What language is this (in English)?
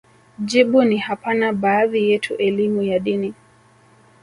Swahili